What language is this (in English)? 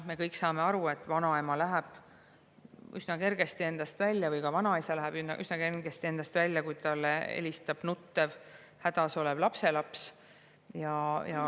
Estonian